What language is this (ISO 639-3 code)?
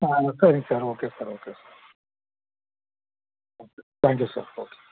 tam